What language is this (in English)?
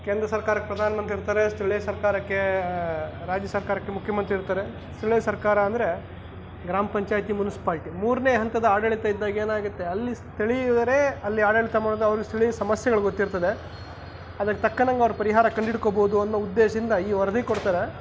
Kannada